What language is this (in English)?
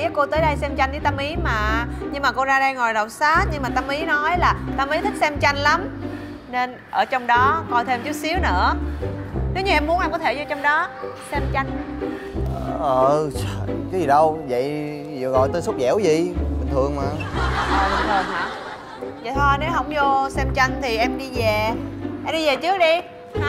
Vietnamese